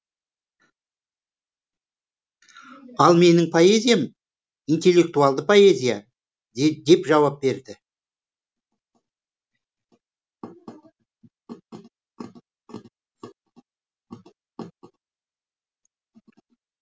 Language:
Kazakh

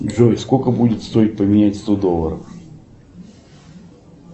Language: Russian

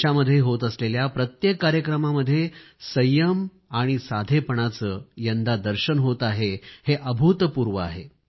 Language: Marathi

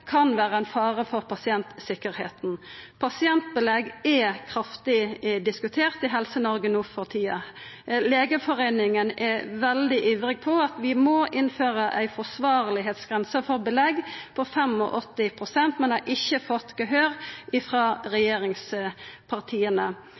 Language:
Norwegian Nynorsk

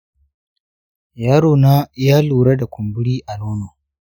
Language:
Hausa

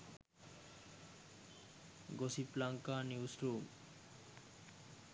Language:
Sinhala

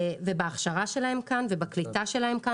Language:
Hebrew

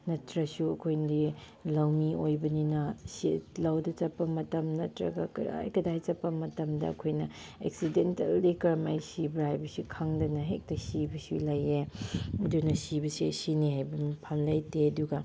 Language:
Manipuri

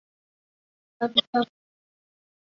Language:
Chinese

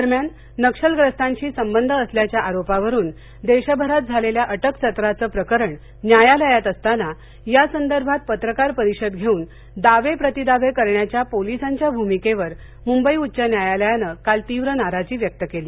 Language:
Marathi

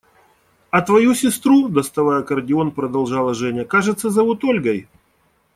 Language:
Russian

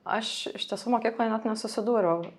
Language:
Lithuanian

